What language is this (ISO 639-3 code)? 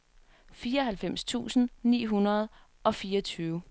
dan